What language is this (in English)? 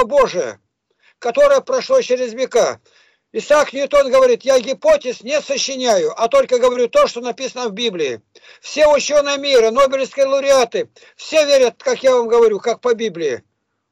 Russian